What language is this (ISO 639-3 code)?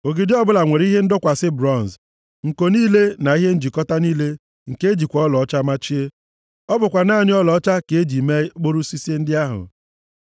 ibo